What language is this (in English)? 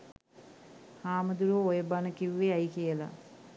Sinhala